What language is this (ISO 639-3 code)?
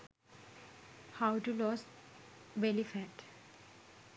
sin